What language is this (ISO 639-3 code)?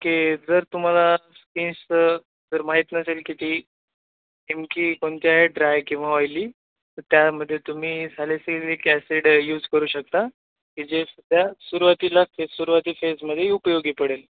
mar